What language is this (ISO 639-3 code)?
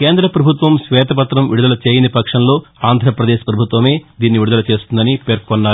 tel